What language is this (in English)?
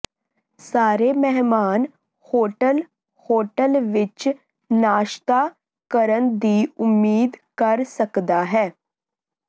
Punjabi